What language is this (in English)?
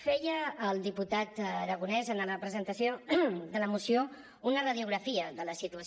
Catalan